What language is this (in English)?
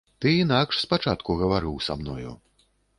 Belarusian